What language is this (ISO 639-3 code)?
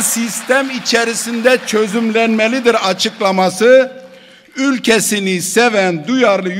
tur